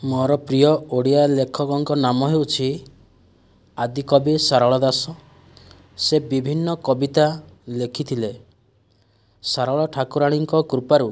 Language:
Odia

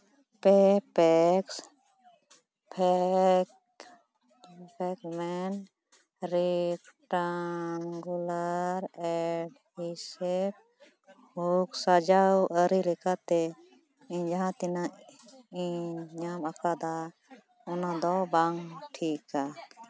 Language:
Santali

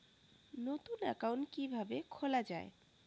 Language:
Bangla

